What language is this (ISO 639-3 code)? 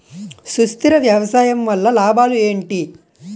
tel